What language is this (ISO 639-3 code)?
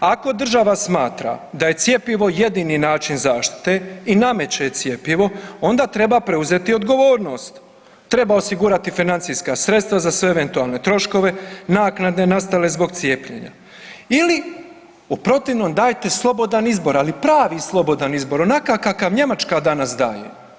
hrv